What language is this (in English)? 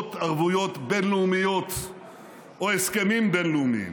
Hebrew